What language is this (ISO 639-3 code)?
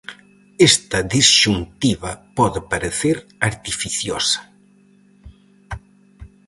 glg